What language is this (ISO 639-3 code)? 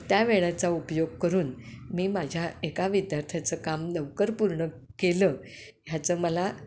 mar